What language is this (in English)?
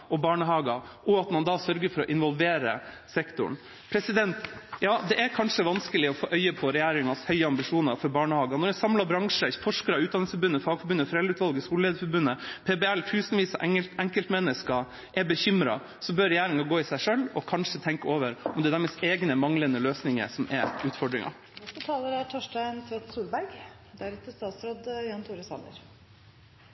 Norwegian Bokmål